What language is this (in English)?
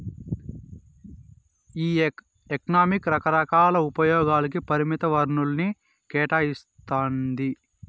Telugu